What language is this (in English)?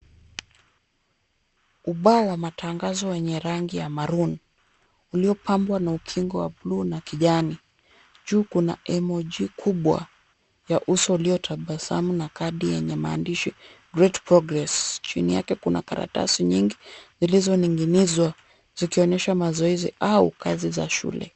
Swahili